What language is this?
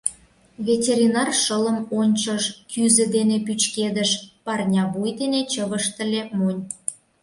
Mari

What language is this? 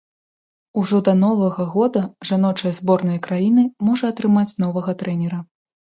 Belarusian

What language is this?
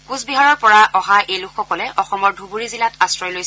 Assamese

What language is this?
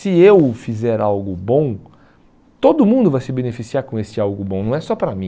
Portuguese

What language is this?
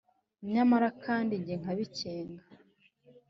Kinyarwanda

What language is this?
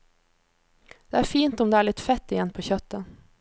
Norwegian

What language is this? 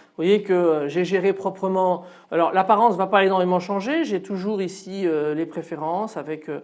French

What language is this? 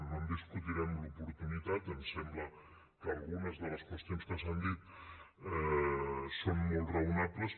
Catalan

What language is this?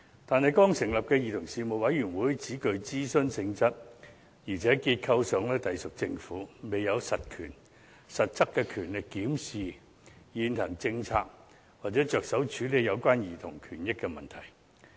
Cantonese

